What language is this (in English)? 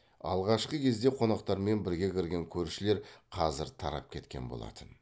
Kazakh